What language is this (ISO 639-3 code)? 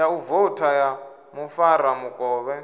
ven